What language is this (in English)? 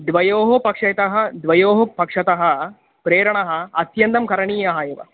Sanskrit